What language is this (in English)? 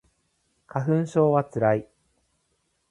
Japanese